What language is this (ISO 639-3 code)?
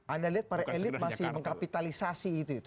ind